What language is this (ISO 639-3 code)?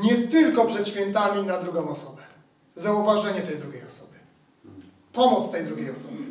pol